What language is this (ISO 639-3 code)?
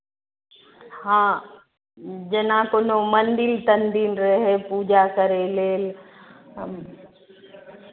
mai